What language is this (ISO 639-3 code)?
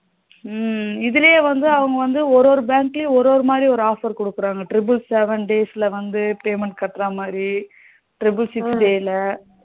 tam